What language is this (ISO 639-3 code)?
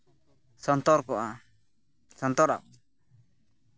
sat